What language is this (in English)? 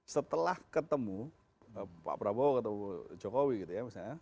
Indonesian